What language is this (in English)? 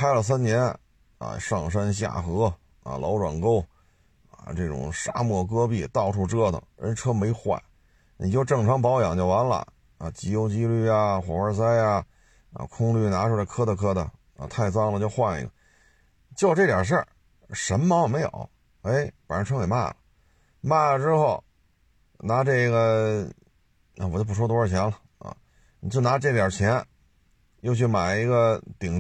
Chinese